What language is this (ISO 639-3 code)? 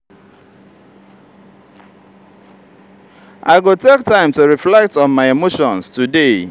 pcm